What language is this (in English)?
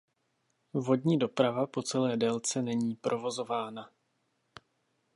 Czech